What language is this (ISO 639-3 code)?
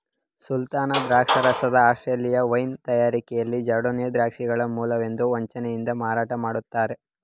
kan